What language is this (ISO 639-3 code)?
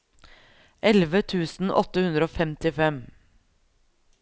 nor